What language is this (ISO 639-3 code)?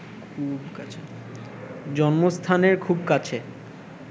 ben